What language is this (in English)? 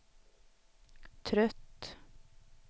Swedish